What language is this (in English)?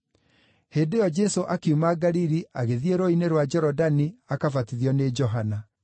Kikuyu